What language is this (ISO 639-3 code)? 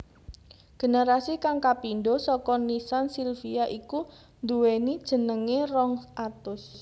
jav